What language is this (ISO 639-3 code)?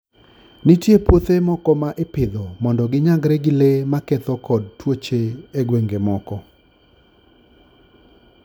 luo